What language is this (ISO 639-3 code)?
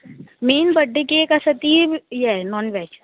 kok